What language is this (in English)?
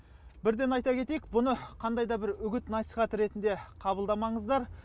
Kazakh